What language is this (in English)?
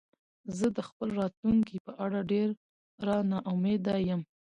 Pashto